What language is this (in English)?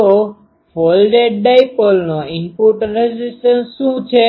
Gujarati